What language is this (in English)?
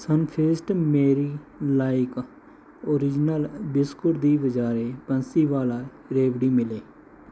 Punjabi